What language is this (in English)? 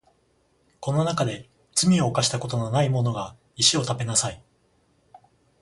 Japanese